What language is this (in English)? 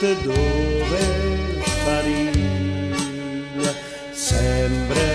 Romanian